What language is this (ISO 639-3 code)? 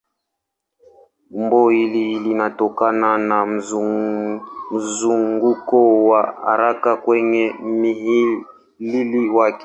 swa